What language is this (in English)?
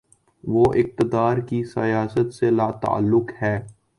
Urdu